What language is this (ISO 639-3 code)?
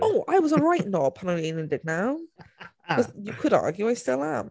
cym